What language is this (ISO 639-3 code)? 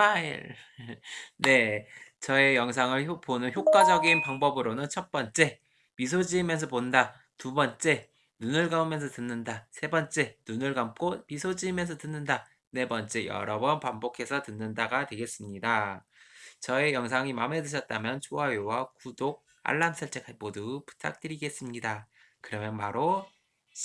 kor